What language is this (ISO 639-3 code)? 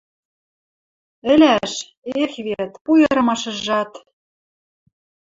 mrj